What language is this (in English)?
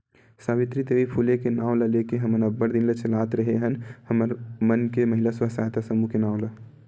Chhattisgarhi